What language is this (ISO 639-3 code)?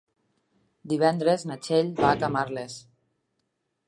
cat